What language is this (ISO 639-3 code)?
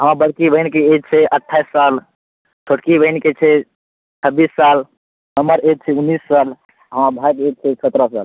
mai